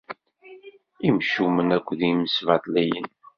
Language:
Kabyle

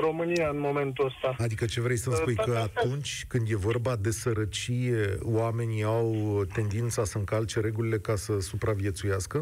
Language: Romanian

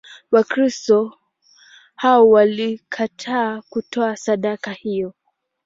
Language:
Swahili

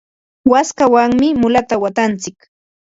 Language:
Ambo-Pasco Quechua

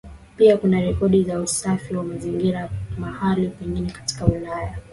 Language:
Swahili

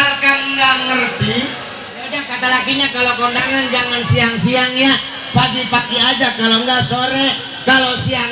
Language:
Indonesian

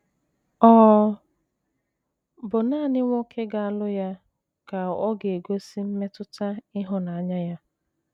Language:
Igbo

